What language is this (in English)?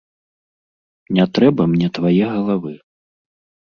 Belarusian